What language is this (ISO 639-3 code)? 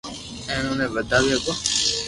lrk